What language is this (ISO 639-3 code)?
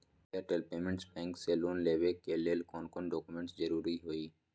mag